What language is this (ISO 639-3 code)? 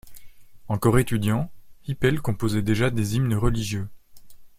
fra